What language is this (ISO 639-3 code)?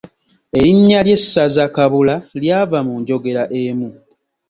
lug